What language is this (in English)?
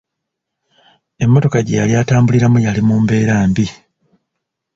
Ganda